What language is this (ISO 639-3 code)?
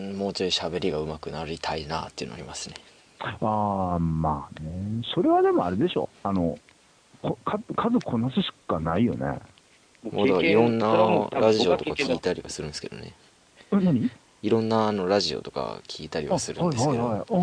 jpn